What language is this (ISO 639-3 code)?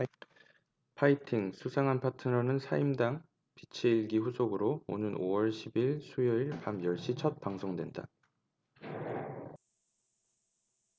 kor